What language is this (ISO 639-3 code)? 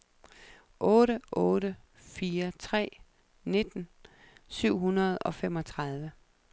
dan